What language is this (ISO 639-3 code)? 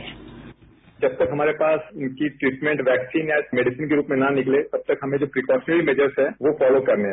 hin